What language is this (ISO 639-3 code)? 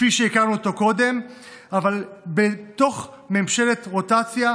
heb